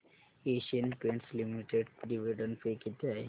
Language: Marathi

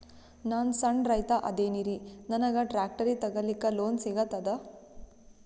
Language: Kannada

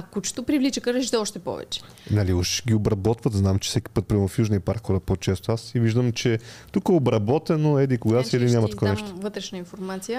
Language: Bulgarian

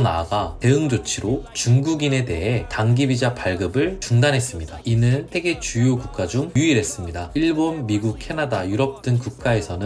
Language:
Korean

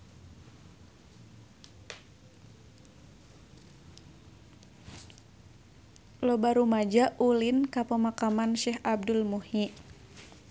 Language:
Sundanese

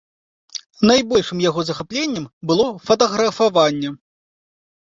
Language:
Belarusian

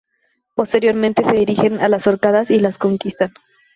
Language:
Spanish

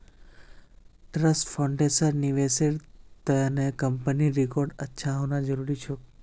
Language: Magahi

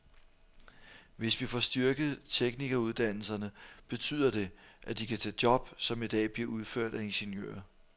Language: Danish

